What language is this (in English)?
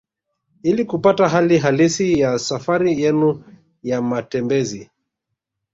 Swahili